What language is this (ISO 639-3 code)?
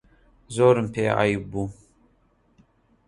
ckb